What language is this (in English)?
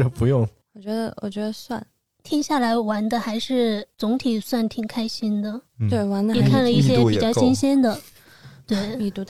Chinese